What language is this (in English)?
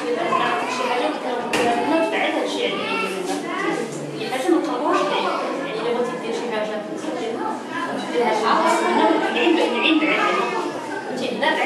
Bulgarian